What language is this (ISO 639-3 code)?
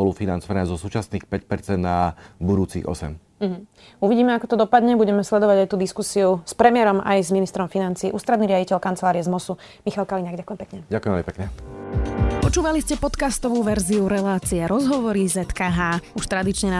slk